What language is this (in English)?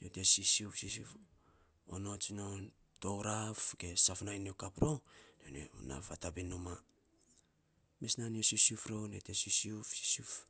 Saposa